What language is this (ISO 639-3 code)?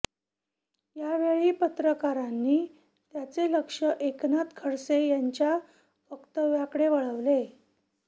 mar